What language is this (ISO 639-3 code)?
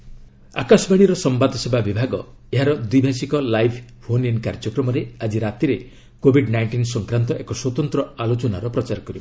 ori